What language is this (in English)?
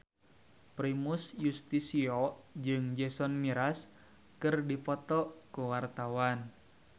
Sundanese